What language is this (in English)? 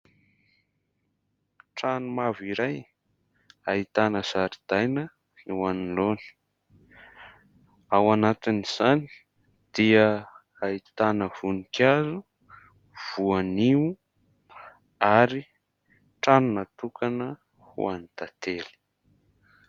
Malagasy